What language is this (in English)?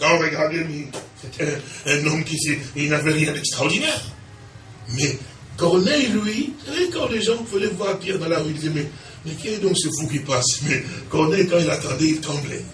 French